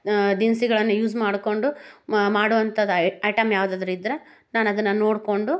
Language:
Kannada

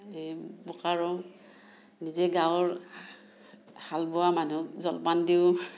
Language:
Assamese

